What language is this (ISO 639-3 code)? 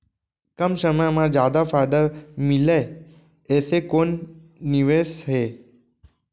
hne